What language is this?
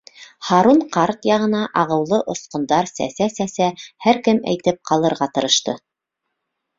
Bashkir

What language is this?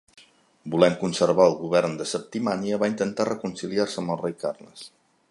Catalan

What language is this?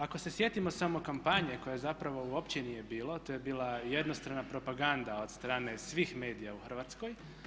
Croatian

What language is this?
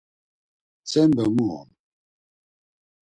Laz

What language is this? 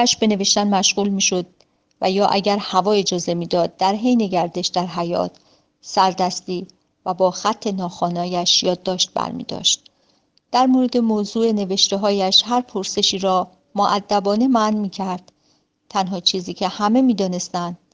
Persian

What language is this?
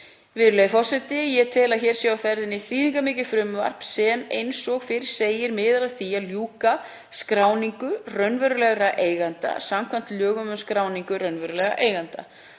Icelandic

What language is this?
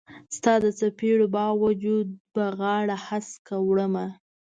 Pashto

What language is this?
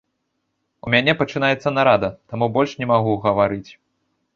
Belarusian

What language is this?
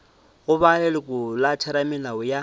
Northern Sotho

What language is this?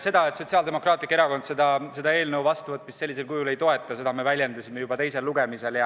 Estonian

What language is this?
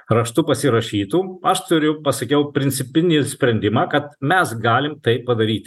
Lithuanian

